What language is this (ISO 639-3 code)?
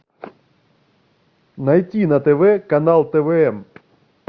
rus